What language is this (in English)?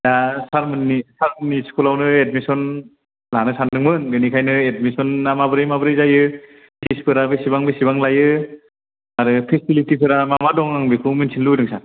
Bodo